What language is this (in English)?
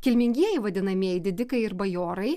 Lithuanian